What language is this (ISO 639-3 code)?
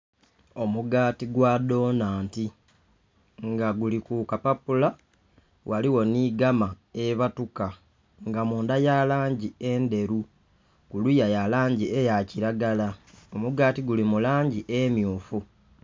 xog